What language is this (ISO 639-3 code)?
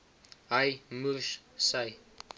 afr